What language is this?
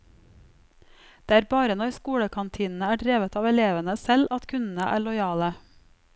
Norwegian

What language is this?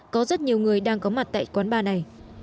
Vietnamese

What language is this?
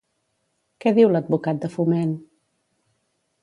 Catalan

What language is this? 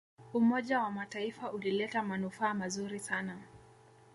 Swahili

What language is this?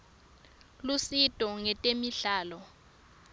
Swati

